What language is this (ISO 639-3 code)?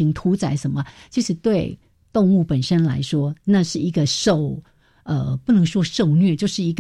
zho